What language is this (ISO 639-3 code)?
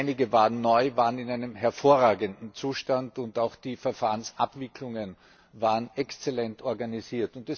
deu